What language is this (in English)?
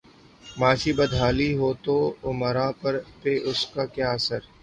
Urdu